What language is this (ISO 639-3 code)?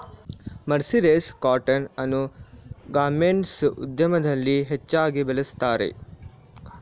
kan